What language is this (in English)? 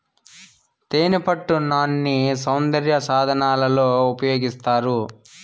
Telugu